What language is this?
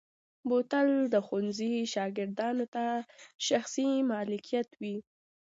Pashto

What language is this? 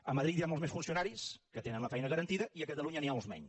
Catalan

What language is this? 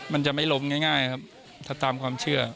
Thai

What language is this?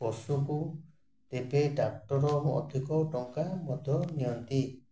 Odia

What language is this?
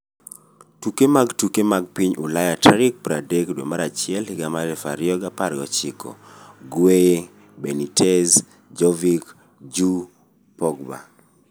Luo (Kenya and Tanzania)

